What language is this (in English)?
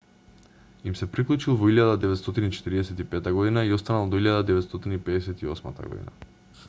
Macedonian